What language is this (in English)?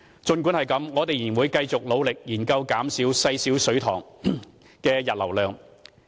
Cantonese